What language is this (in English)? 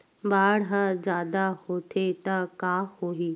Chhattisgarhi